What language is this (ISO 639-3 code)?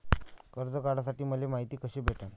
mar